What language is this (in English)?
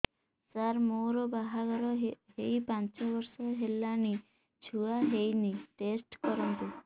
Odia